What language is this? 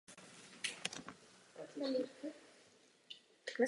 Czech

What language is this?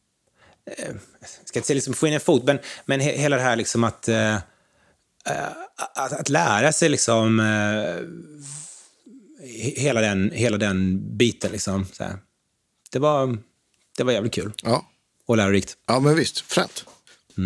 Swedish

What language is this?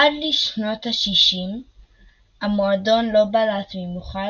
Hebrew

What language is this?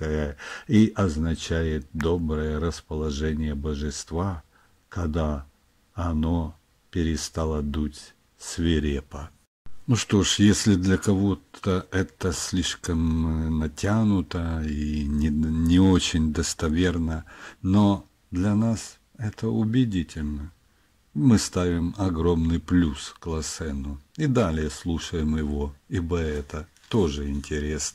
Russian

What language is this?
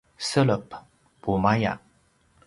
Paiwan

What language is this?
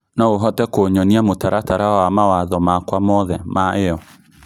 Kikuyu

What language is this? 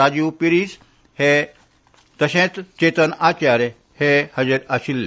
Konkani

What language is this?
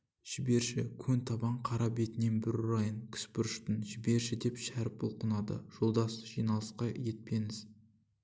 Kazakh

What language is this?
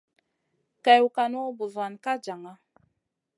Masana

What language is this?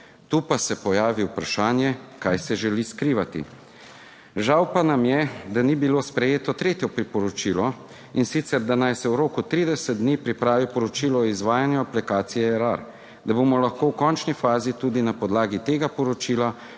Slovenian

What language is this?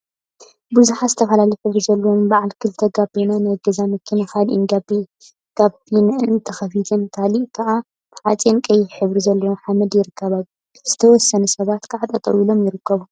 Tigrinya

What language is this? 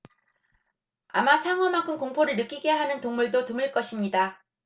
Korean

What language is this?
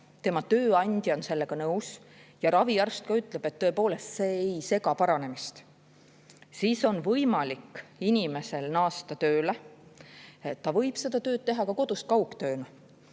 Estonian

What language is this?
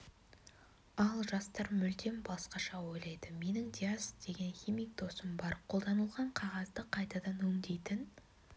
Kazakh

